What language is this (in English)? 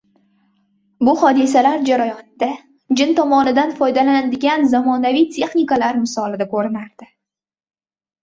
Uzbek